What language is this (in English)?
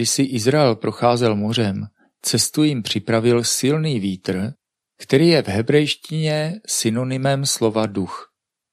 Czech